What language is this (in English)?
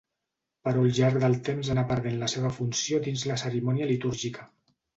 Catalan